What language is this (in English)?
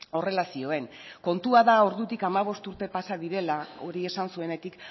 Basque